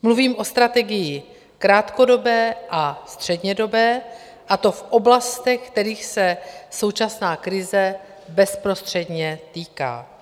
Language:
Czech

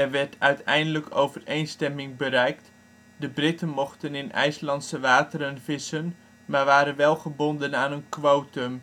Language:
Dutch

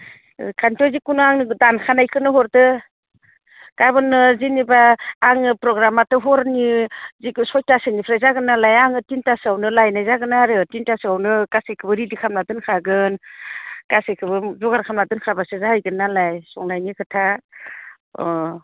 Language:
Bodo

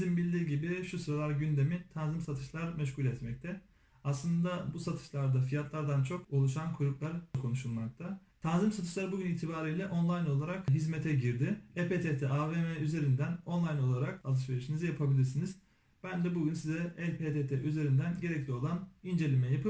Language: Turkish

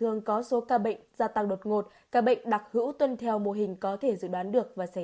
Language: Vietnamese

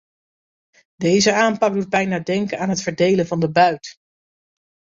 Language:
Dutch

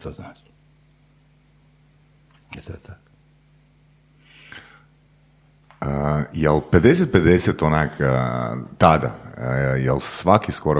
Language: Croatian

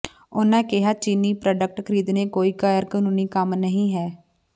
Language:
Punjabi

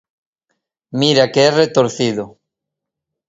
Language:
Galician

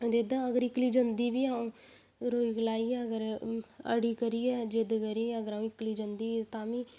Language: Dogri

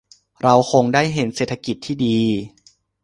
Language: Thai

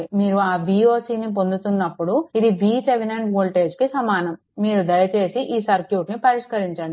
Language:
Telugu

